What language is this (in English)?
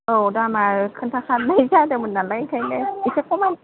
Bodo